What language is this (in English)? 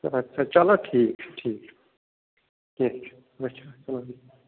Kashmiri